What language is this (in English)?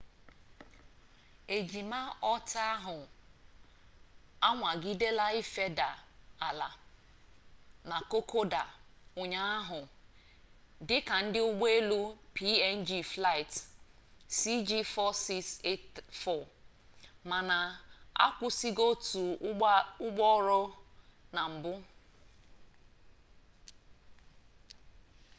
Igbo